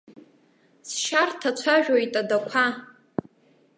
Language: Abkhazian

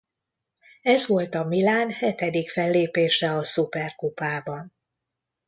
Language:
Hungarian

